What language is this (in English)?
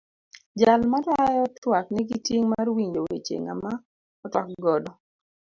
Luo (Kenya and Tanzania)